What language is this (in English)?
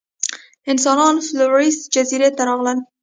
Pashto